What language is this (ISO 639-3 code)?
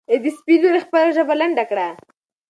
pus